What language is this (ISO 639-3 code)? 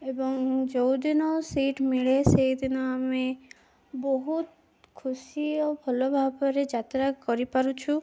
ori